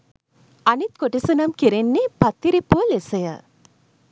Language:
Sinhala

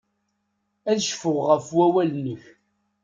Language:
Kabyle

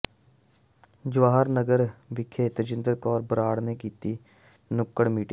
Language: Punjabi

